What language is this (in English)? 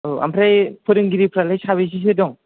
Bodo